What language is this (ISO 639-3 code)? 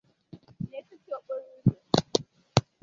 ibo